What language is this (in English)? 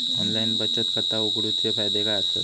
Marathi